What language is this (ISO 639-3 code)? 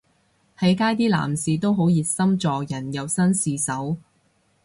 yue